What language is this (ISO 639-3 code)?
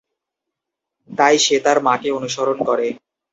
ben